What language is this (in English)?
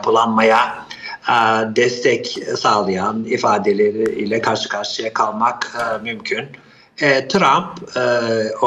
Turkish